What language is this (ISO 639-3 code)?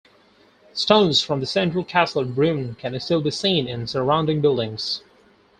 eng